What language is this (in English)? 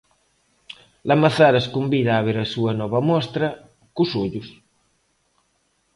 Galician